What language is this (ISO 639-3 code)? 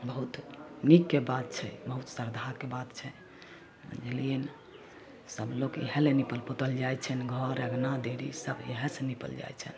mai